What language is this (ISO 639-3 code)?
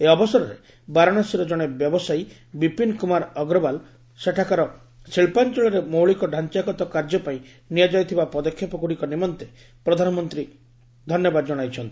ori